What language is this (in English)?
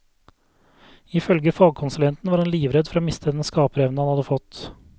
Norwegian